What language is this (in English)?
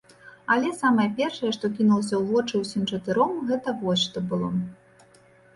Belarusian